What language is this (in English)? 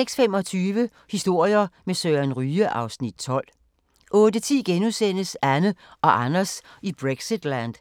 Danish